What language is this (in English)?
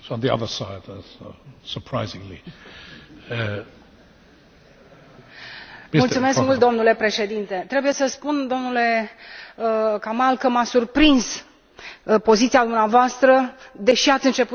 Romanian